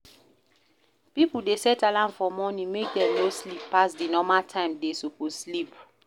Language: Nigerian Pidgin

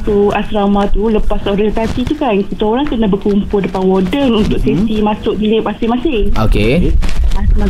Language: Malay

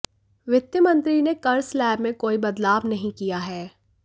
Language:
Hindi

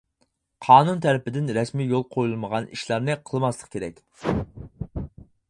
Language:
Uyghur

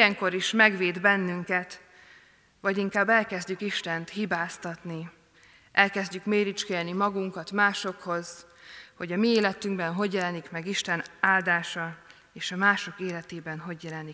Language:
Hungarian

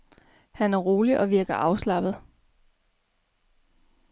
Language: Danish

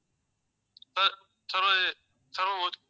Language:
Tamil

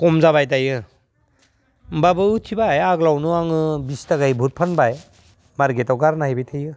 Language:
Bodo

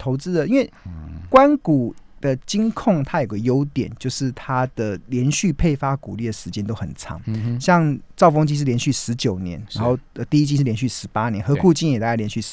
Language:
Chinese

